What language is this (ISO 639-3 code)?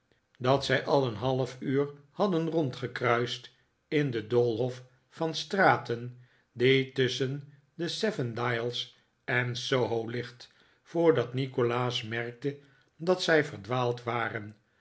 nld